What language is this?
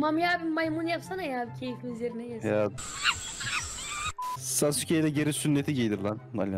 Turkish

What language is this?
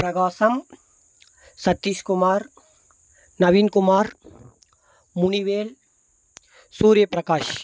Tamil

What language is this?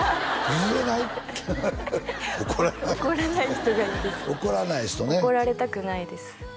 Japanese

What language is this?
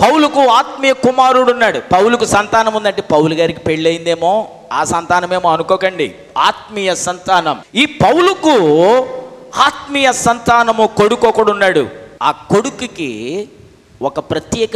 Hindi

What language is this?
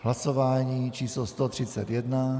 Czech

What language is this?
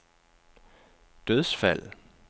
Danish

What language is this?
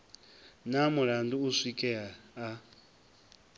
Venda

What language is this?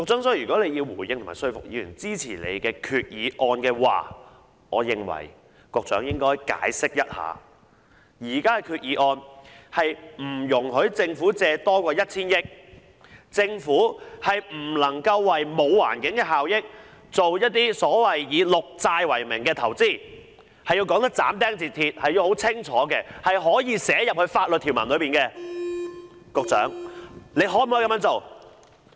Cantonese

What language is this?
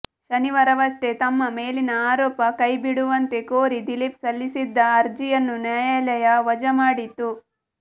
Kannada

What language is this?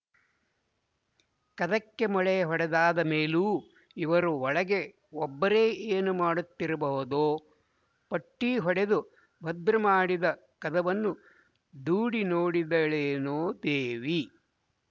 Kannada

